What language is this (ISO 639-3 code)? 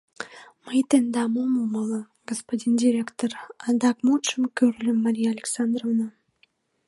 chm